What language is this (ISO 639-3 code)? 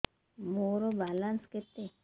ori